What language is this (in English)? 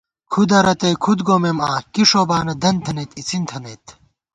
Gawar-Bati